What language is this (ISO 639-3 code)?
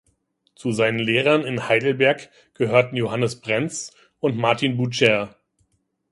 deu